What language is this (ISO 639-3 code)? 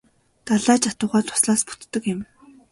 mon